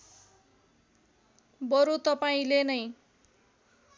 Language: Nepali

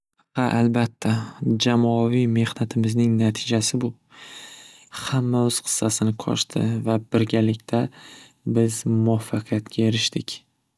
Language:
Uzbek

